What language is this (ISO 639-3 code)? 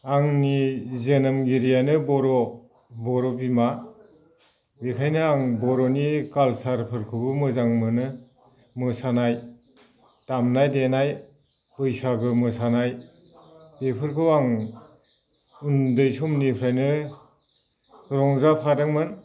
brx